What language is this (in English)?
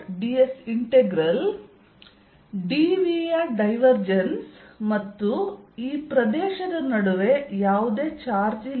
Kannada